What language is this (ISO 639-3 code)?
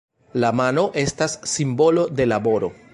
epo